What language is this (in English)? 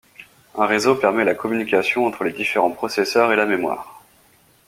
French